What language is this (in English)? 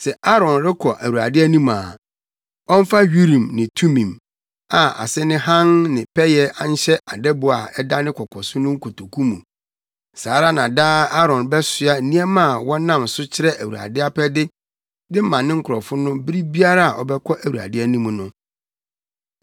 Akan